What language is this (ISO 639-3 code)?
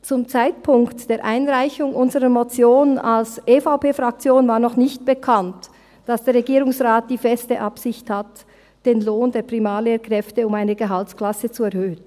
gsw